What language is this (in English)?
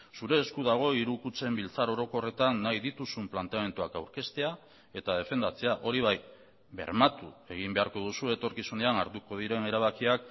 Basque